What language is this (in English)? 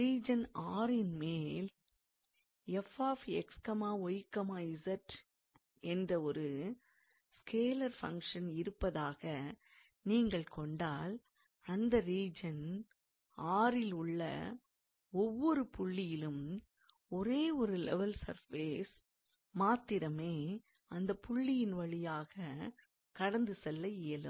Tamil